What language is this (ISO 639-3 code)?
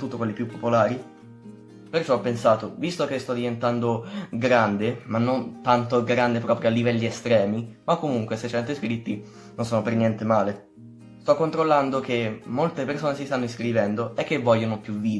ita